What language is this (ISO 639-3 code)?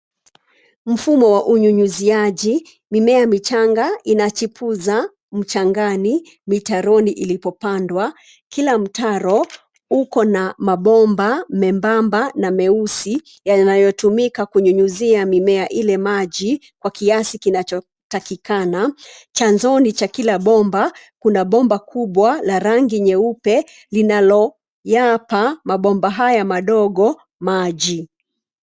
swa